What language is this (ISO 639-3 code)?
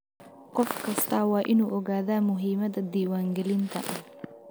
som